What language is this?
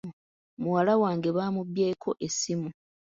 Ganda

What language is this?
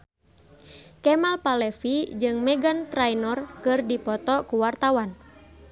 Sundanese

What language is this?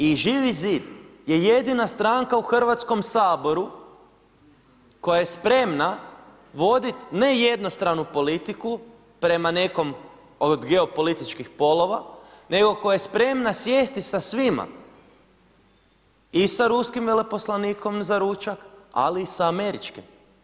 Croatian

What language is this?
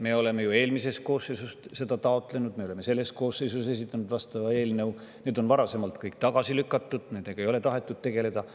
Estonian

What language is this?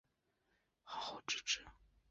Chinese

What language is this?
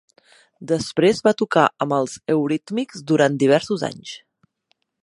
Catalan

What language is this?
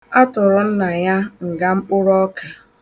Igbo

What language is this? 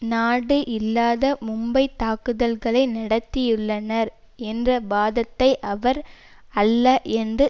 Tamil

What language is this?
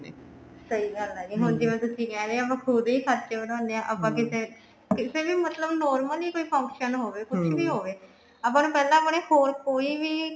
Punjabi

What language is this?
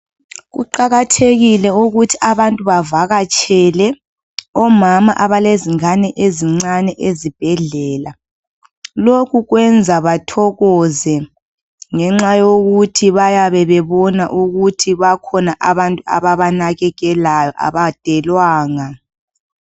North Ndebele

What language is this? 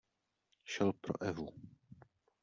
Czech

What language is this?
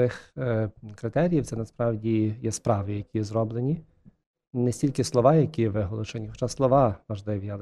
Ukrainian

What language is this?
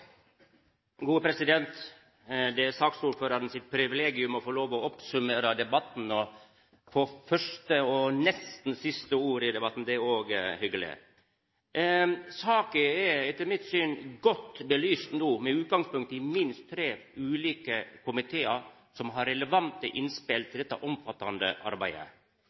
Norwegian Nynorsk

